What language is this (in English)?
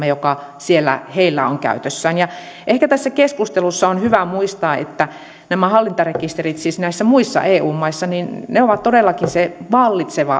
Finnish